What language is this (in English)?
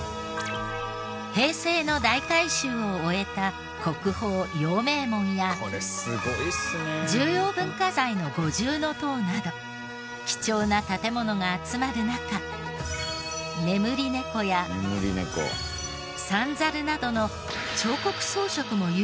Japanese